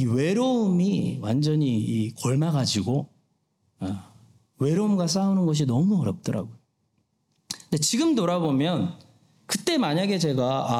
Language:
Korean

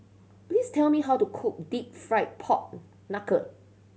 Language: English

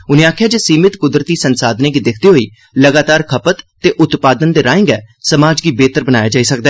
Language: Dogri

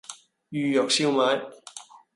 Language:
Cantonese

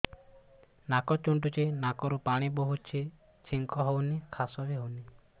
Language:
Odia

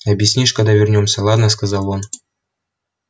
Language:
Russian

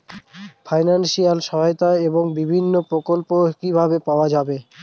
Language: Bangla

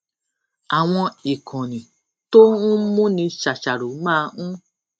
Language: Yoruba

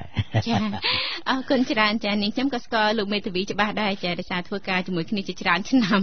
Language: Thai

